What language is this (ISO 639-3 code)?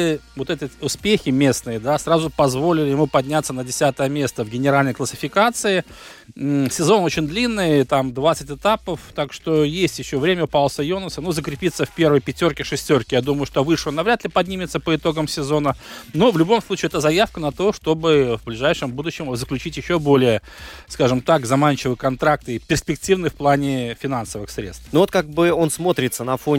rus